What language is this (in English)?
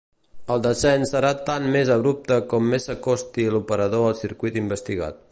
Catalan